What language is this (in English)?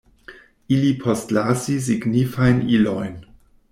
Esperanto